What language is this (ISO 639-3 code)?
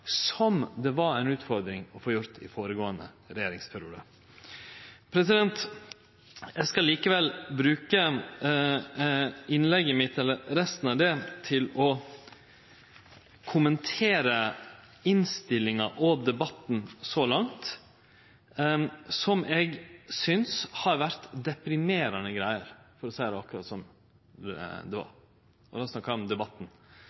nno